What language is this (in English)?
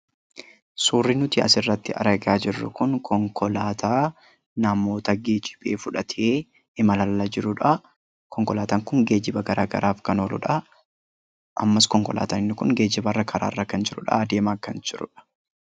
Oromo